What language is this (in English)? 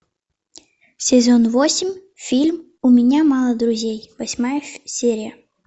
Russian